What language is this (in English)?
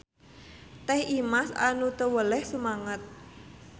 Sundanese